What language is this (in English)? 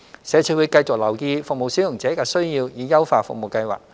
Cantonese